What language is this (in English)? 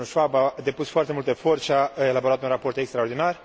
Romanian